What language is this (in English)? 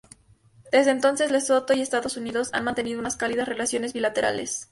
Spanish